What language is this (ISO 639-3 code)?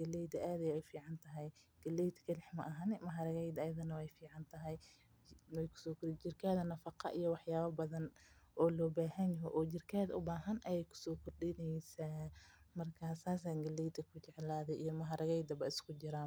som